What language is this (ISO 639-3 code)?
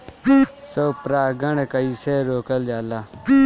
bho